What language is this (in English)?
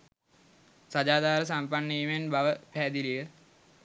Sinhala